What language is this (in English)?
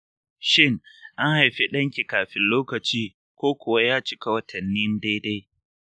Hausa